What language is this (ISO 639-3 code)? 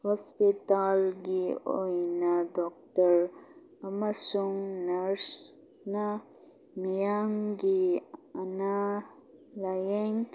mni